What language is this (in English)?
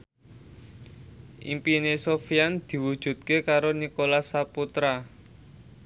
Javanese